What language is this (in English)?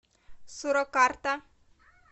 Russian